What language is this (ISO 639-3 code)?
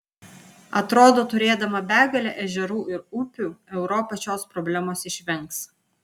lit